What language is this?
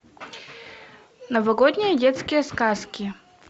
Russian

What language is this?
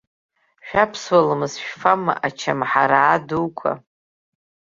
Abkhazian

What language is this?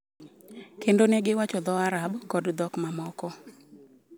Luo (Kenya and Tanzania)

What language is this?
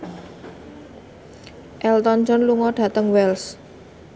Javanese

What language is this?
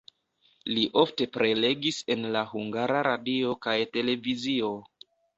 Esperanto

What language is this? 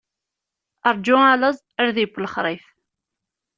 Kabyle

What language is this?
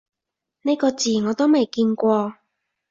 Cantonese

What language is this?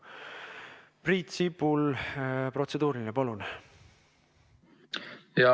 Estonian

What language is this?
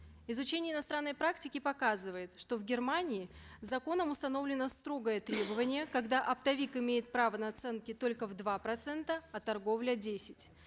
Kazakh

